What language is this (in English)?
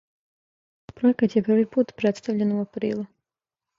Serbian